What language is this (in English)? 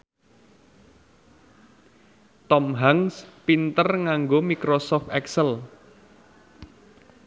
Javanese